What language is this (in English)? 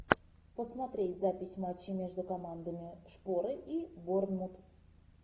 Russian